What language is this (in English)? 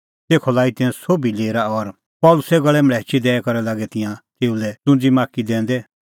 Kullu Pahari